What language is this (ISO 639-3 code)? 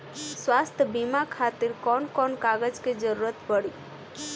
bho